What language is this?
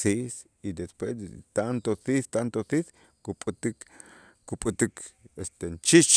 Itzá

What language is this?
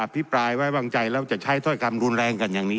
Thai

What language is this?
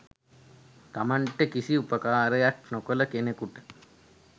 Sinhala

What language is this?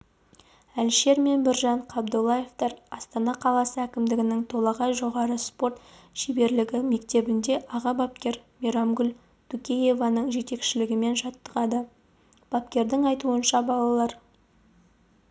Kazakh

